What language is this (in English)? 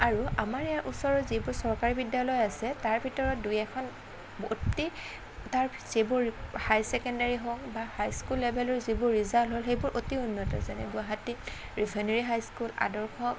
Assamese